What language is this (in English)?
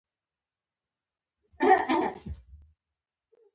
Pashto